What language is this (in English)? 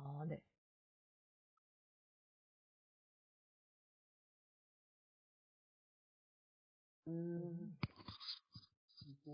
Korean